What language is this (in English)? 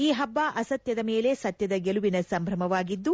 Kannada